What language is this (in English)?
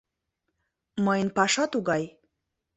Mari